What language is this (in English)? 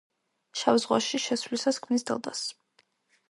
Georgian